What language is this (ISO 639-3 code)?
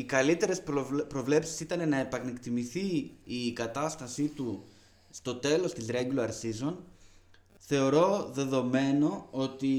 ell